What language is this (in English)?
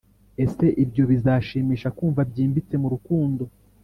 Kinyarwanda